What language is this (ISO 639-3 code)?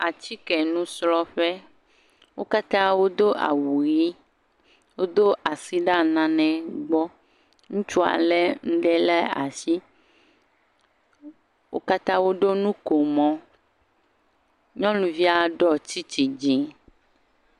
ewe